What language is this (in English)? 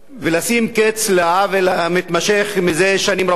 Hebrew